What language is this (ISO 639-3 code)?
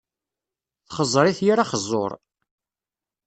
kab